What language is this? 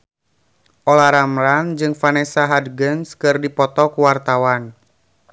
Sundanese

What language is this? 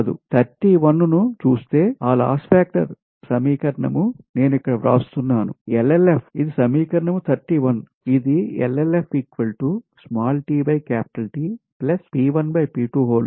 Telugu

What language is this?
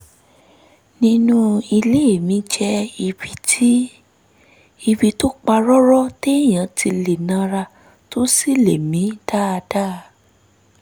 Yoruba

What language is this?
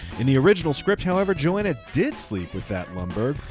English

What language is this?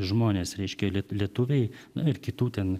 Lithuanian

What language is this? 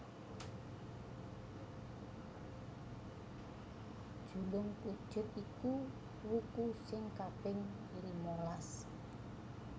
Javanese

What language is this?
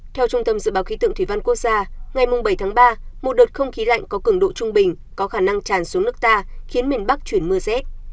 Vietnamese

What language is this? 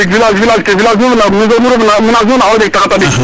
Serer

